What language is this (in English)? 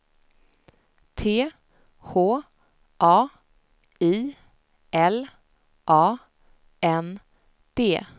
Swedish